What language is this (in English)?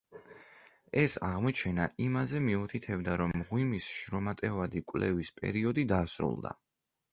Georgian